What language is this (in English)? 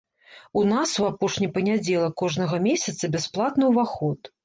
Belarusian